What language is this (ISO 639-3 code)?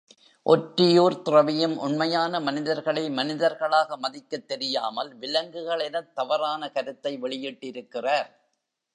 tam